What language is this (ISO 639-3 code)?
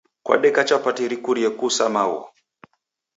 dav